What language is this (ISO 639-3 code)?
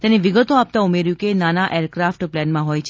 guj